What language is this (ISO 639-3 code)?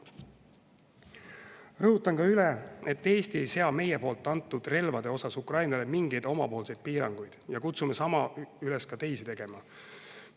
est